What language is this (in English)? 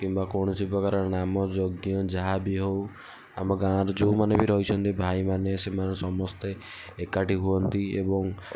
Odia